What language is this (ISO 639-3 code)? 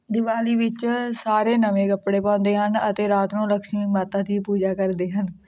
pan